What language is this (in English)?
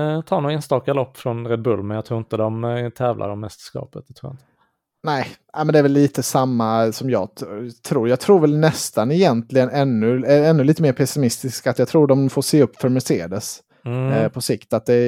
Swedish